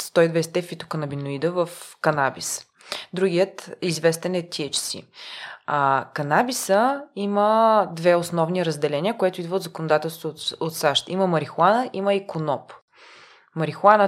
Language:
Bulgarian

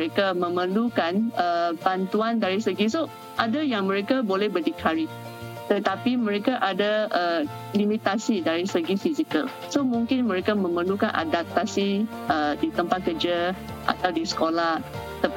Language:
Malay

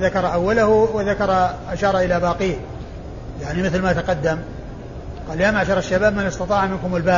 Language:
Arabic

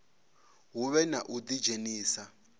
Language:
Venda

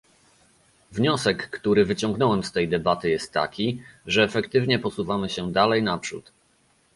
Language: Polish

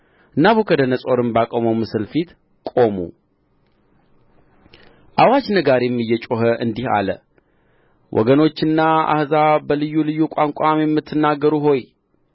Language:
Amharic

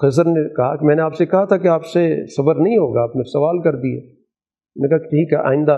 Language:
Urdu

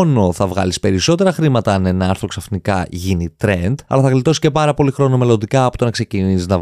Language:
Greek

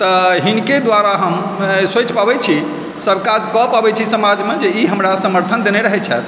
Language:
Maithili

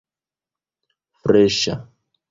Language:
Esperanto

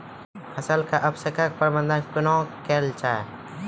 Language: Maithili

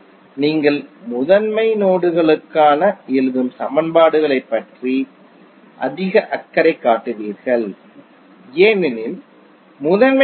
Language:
Tamil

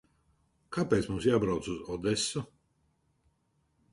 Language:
Latvian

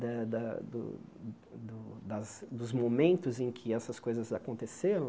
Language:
Portuguese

